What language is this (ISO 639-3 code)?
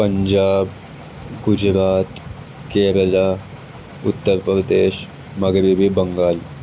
urd